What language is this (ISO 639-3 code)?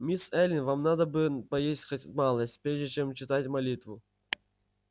rus